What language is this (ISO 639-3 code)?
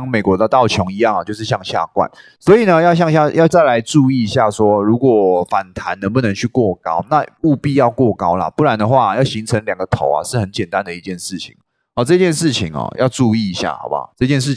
zho